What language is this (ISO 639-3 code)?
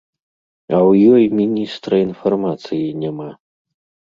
bel